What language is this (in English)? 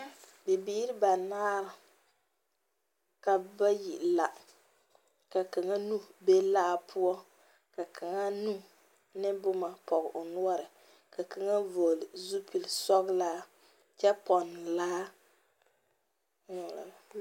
Southern Dagaare